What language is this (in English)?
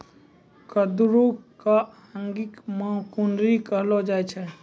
Maithili